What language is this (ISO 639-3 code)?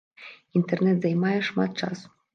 bel